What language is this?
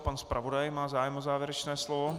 Czech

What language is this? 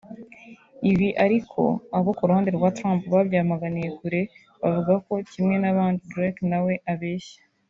Kinyarwanda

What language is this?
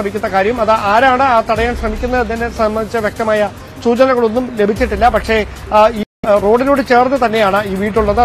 Malayalam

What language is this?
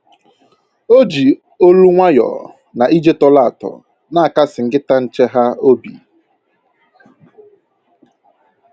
Igbo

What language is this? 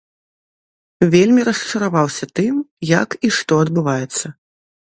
Belarusian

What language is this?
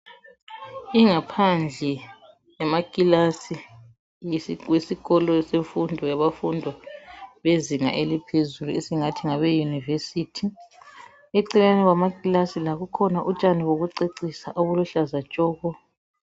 North Ndebele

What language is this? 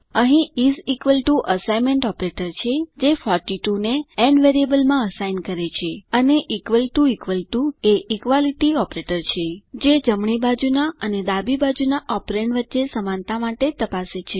Gujarati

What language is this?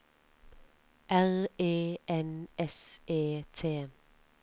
Norwegian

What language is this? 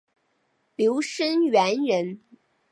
Chinese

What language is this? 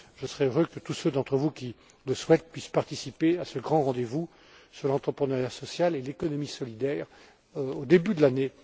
French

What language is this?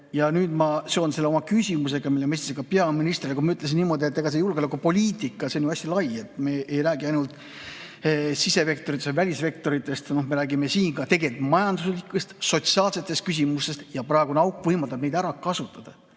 Estonian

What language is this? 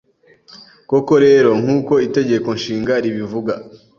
Kinyarwanda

